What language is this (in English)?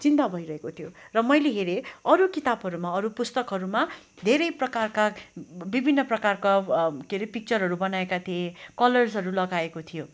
Nepali